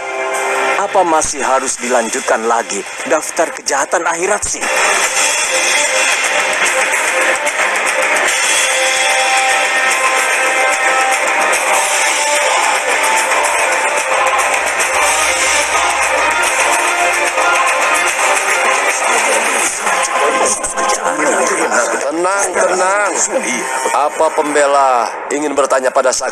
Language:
Indonesian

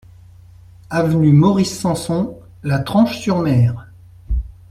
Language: French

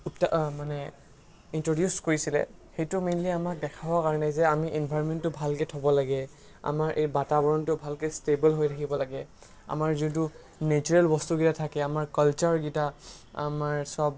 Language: Assamese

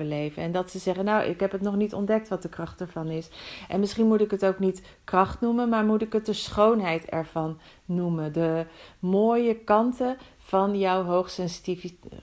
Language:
Dutch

